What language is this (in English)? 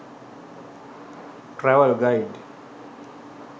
Sinhala